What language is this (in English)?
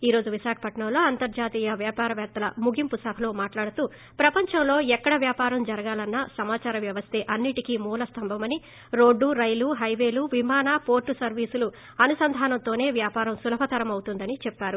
Telugu